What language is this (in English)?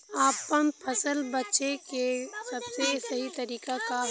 Bhojpuri